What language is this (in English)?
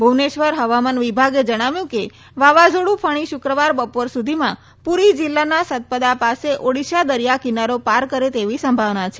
Gujarati